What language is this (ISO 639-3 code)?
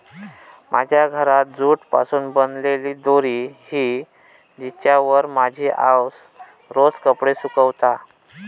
mar